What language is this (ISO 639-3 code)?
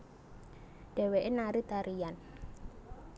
jav